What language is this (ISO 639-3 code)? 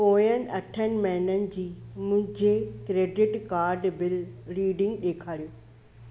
snd